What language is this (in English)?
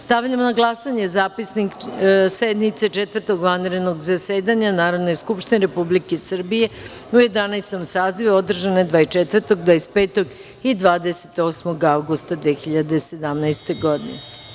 Serbian